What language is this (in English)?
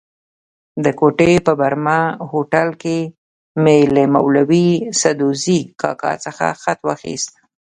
Pashto